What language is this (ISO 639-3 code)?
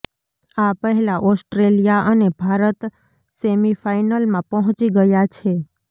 guj